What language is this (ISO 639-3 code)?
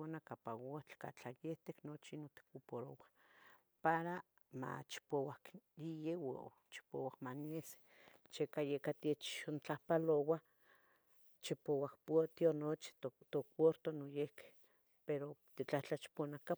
nhg